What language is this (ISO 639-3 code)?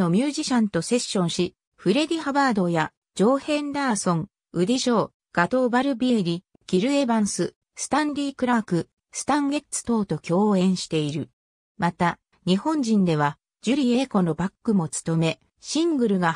jpn